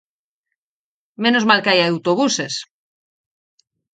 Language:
Galician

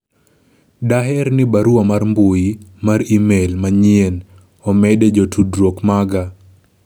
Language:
Luo (Kenya and Tanzania)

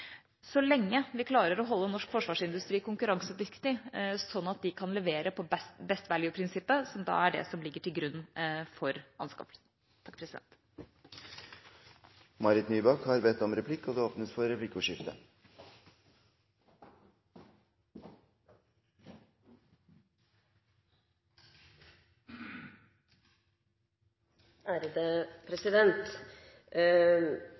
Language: Norwegian Bokmål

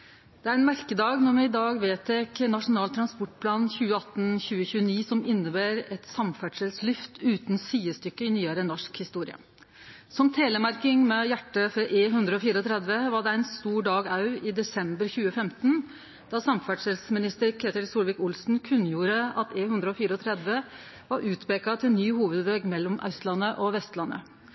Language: Norwegian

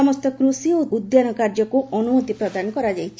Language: Odia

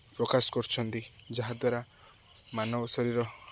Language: Odia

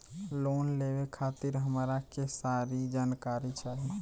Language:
Bhojpuri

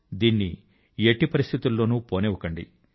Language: Telugu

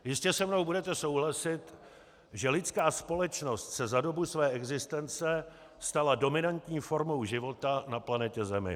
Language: Czech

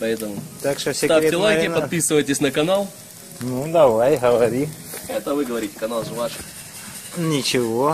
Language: Russian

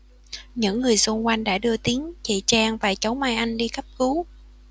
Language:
Vietnamese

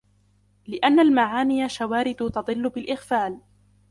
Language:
Arabic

